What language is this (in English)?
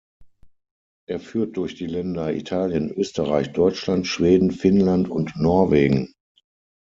German